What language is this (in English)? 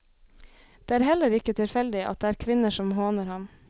Norwegian